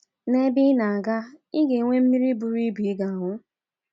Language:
Igbo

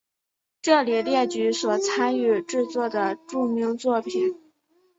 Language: Chinese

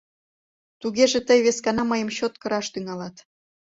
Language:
Mari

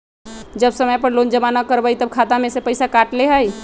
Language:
Magahi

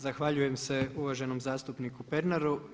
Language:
Croatian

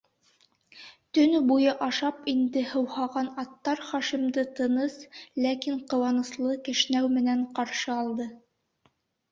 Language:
Bashkir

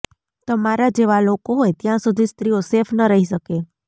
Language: Gujarati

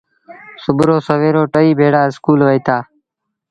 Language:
Sindhi Bhil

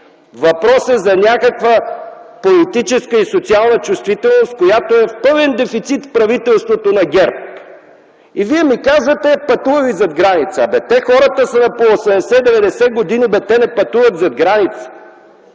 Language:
Bulgarian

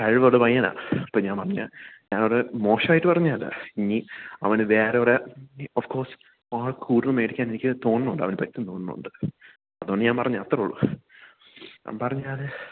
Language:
Malayalam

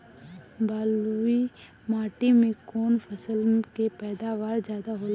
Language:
Bhojpuri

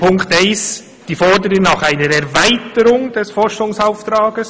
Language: Swiss German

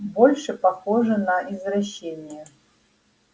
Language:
Russian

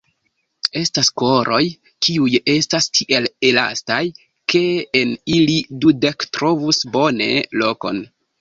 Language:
Esperanto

